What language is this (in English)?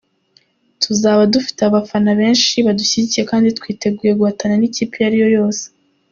Kinyarwanda